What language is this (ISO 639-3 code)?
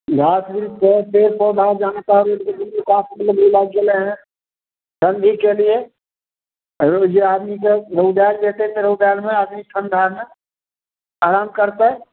mai